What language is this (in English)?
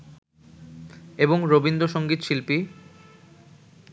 Bangla